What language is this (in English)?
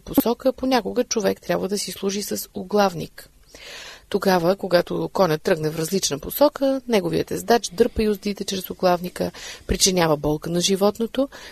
Bulgarian